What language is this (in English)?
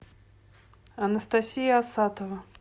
Russian